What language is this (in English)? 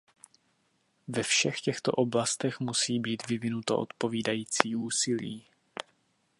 Czech